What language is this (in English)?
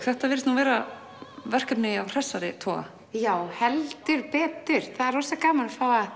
Icelandic